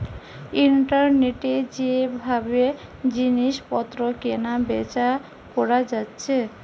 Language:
Bangla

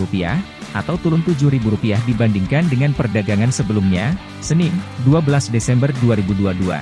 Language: Indonesian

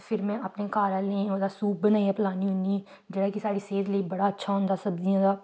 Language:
Dogri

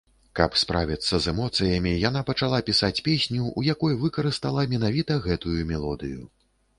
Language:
Belarusian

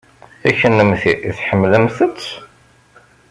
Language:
Kabyle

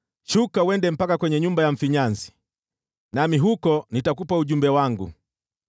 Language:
Swahili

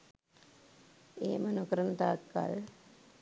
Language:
Sinhala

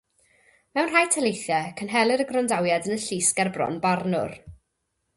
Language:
Welsh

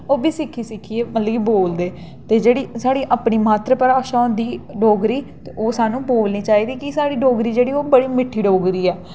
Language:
Dogri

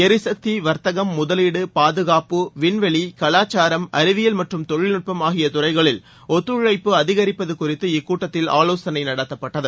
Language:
Tamil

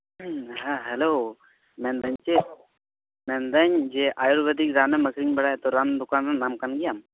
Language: Santali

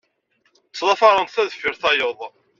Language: Kabyle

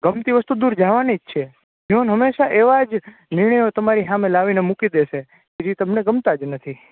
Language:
Gujarati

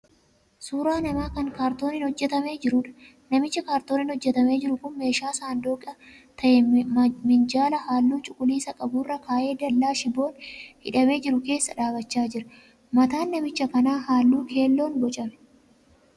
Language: Oromo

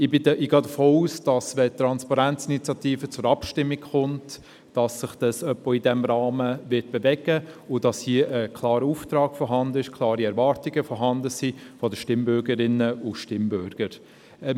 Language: Swiss German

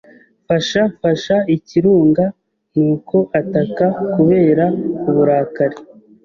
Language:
Kinyarwanda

